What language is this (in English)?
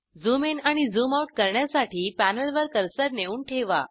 Marathi